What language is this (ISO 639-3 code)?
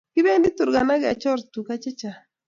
kln